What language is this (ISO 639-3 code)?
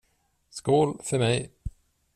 swe